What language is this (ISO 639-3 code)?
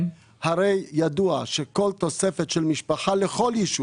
heb